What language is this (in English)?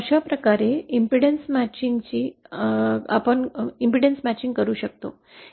Marathi